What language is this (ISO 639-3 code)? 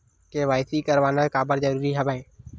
hne